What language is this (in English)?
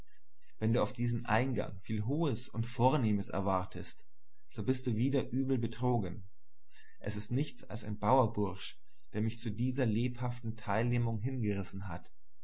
German